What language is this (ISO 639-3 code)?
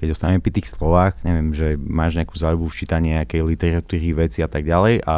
slk